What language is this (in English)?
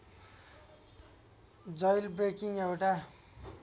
Nepali